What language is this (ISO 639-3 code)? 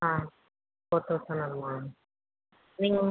tam